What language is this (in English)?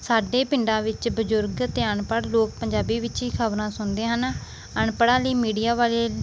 Punjabi